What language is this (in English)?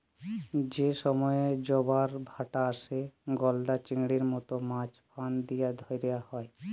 Bangla